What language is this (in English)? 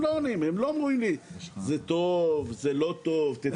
Hebrew